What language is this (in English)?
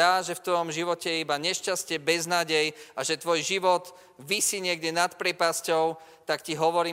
Slovak